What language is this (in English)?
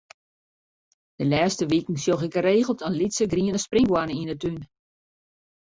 Western Frisian